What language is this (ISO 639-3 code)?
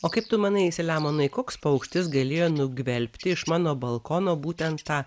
lit